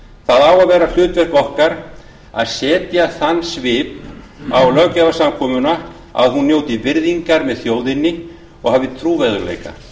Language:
Icelandic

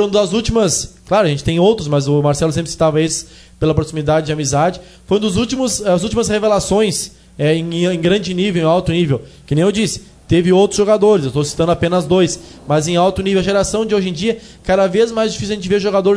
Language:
Portuguese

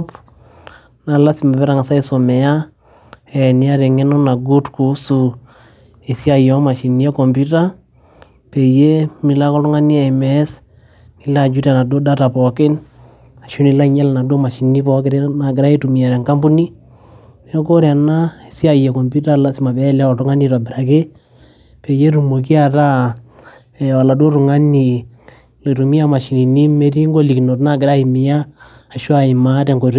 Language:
Masai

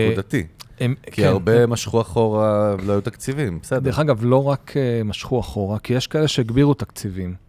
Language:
Hebrew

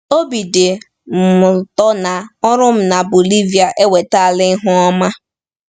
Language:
Igbo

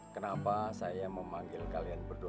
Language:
Indonesian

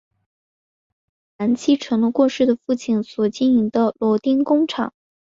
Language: Chinese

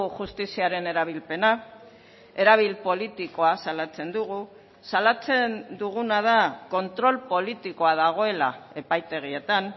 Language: Basque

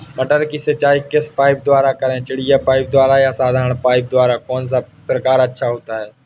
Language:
Hindi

